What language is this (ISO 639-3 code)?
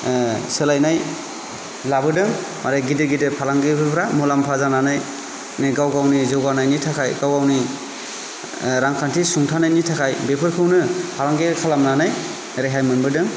brx